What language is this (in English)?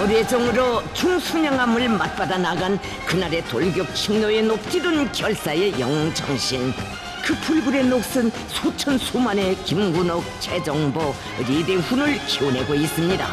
Korean